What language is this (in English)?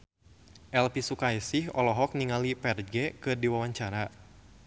Sundanese